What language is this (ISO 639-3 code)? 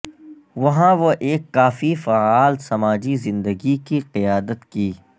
urd